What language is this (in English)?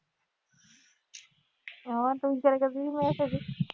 Punjabi